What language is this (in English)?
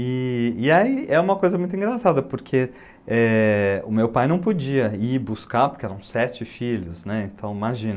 Portuguese